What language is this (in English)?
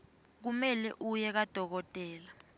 Swati